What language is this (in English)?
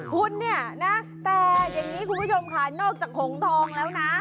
Thai